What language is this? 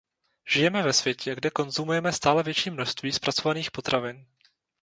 Czech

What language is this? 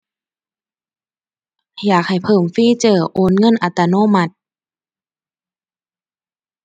Thai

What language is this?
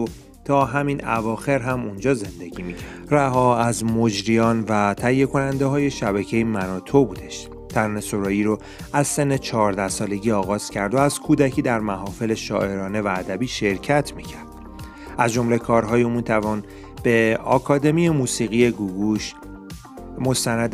Persian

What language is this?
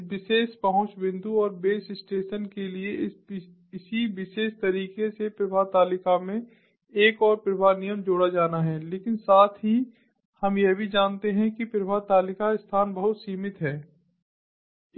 Hindi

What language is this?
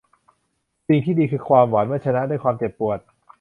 Thai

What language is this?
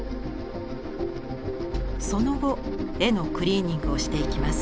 Japanese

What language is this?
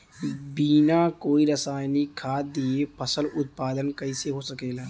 Bhojpuri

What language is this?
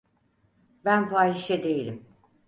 Turkish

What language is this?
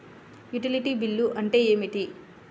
Telugu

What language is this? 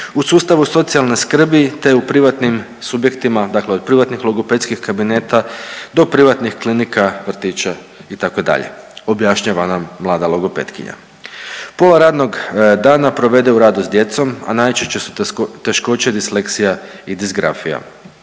Croatian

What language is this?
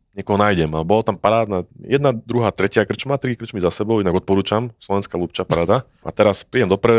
Slovak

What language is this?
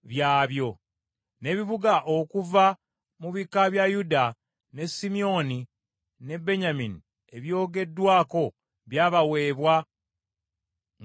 Ganda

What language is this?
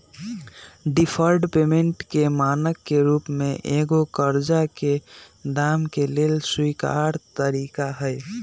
Magahi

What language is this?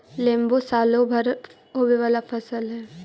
Magahi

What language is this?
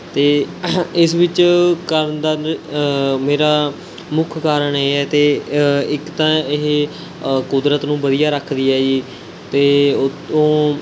Punjabi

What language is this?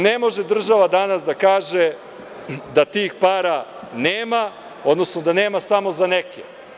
Serbian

